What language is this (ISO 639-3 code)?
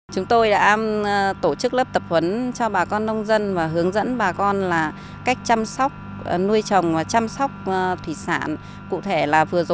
vie